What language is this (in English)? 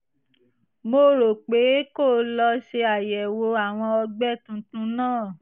Yoruba